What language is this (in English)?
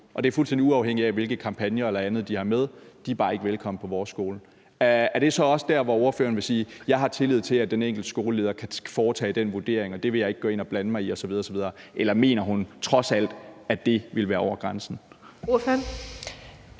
Danish